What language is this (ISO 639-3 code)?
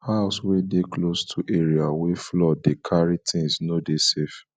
pcm